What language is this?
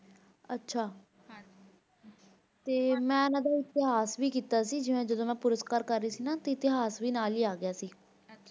Punjabi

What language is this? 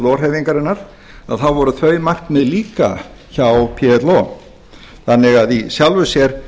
Icelandic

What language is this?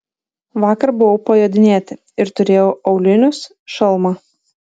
Lithuanian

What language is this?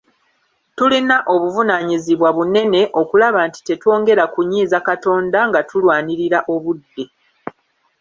Ganda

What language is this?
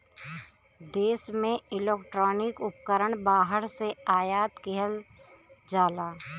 Bhojpuri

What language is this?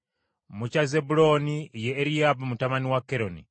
Ganda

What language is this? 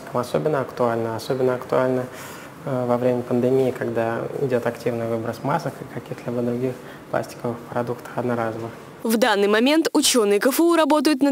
Russian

